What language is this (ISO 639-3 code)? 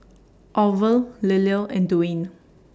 eng